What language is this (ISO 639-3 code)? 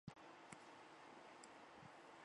zho